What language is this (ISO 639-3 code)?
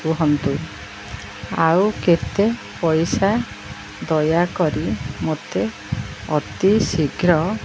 ori